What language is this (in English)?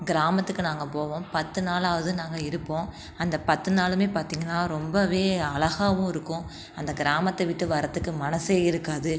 Tamil